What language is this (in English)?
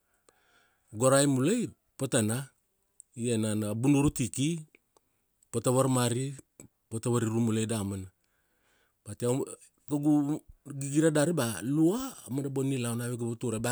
Kuanua